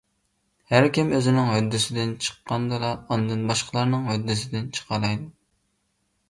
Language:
Uyghur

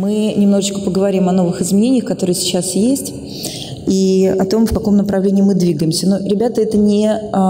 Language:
Russian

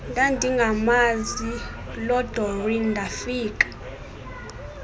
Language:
Xhosa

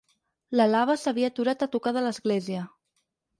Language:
Catalan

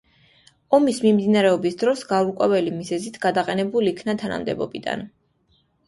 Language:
Georgian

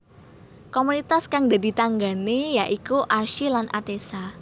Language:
Javanese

